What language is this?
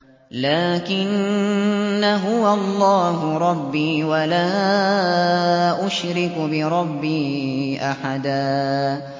Arabic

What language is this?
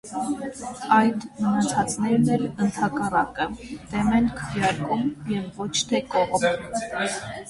Armenian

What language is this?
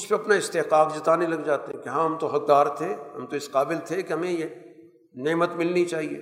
Urdu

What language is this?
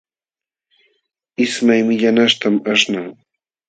Jauja Wanca Quechua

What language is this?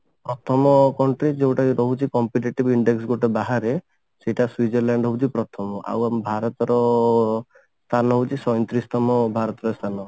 Odia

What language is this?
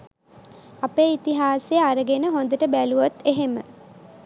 Sinhala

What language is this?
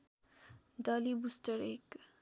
Nepali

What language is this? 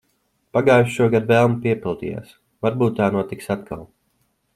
Latvian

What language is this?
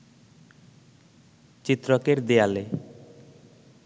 Bangla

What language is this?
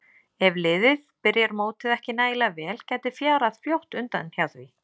Icelandic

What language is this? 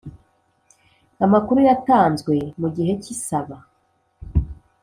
Kinyarwanda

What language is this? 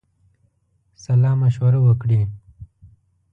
Pashto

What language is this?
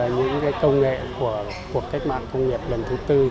Vietnamese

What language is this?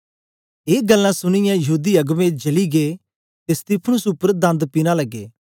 Dogri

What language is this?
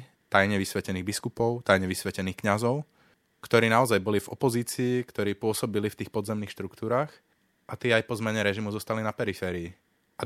Slovak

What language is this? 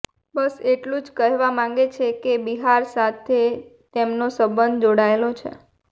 Gujarati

